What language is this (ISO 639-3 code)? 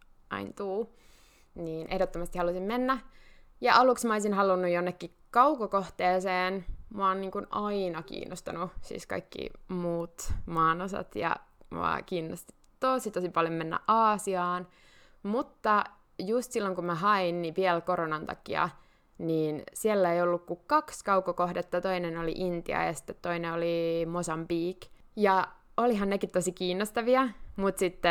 fin